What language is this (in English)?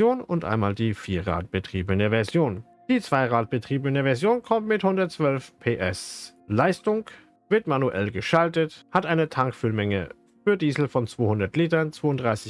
German